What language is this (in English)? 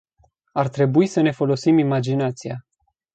Romanian